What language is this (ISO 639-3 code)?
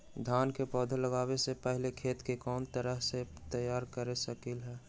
mag